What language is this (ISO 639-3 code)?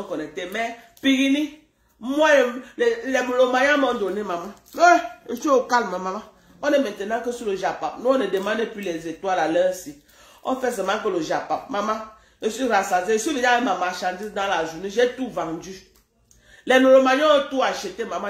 fra